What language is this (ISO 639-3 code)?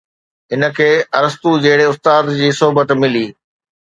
snd